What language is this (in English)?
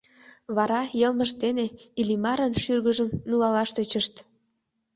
Mari